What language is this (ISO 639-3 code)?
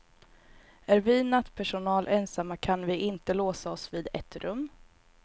swe